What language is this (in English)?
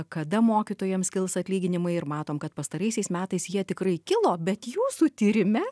Lithuanian